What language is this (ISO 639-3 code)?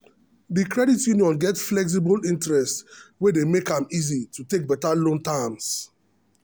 pcm